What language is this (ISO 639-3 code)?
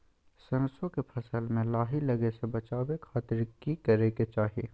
mag